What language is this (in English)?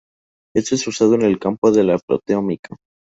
Spanish